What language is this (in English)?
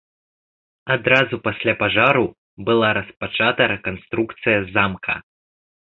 Belarusian